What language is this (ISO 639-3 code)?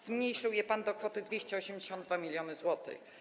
pol